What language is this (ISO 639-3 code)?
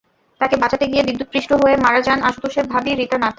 ben